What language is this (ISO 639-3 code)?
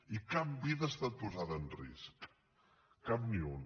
cat